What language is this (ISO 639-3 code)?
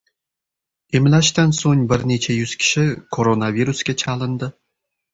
uzb